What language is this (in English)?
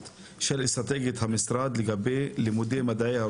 Hebrew